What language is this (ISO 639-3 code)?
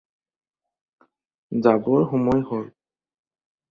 asm